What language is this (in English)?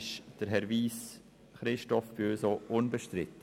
Swiss German